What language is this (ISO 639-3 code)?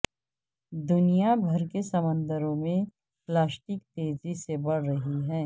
urd